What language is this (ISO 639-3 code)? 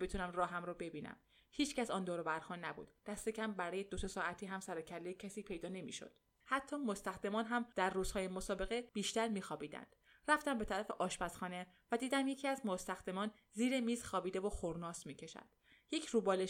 fas